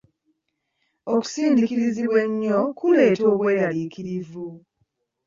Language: Ganda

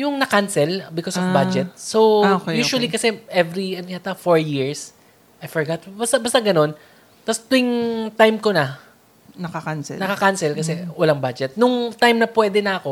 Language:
Filipino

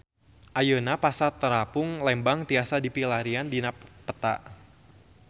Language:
Sundanese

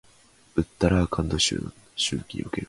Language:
Japanese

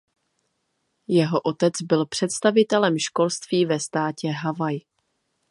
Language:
Czech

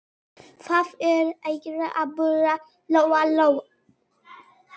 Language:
Icelandic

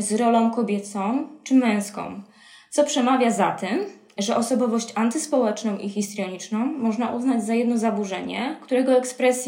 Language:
Polish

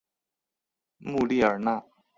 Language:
Chinese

